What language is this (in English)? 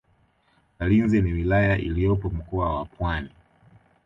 Swahili